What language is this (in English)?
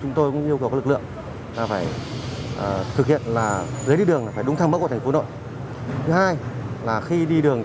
Vietnamese